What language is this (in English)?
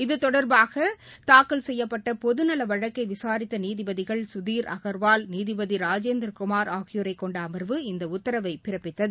Tamil